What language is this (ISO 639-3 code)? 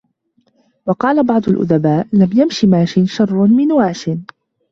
ara